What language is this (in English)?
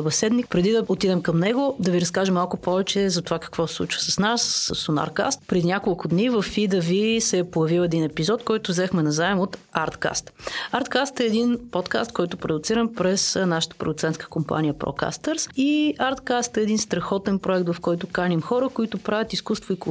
Bulgarian